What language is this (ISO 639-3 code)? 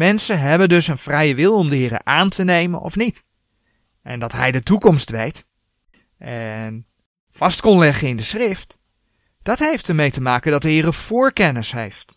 nld